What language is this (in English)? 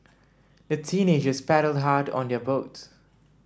English